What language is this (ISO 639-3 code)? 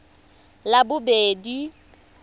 tsn